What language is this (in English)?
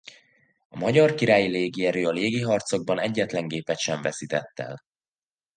Hungarian